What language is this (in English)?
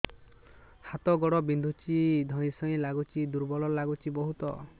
Odia